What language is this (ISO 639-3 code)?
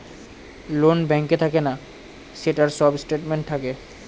ben